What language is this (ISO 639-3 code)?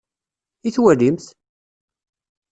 kab